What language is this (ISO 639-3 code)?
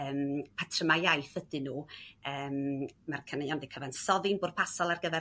cym